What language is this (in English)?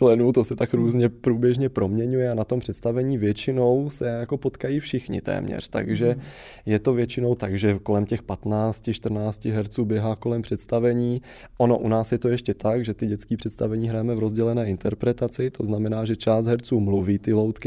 Czech